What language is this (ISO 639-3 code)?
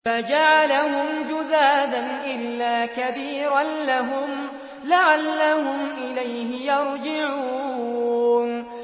ara